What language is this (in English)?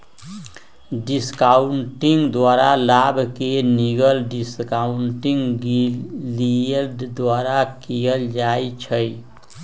Magahi